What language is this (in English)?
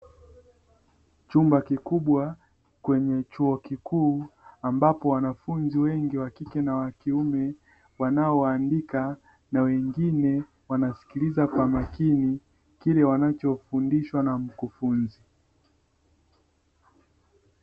Swahili